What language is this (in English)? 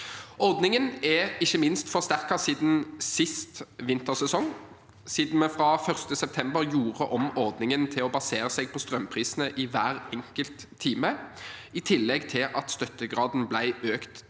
Norwegian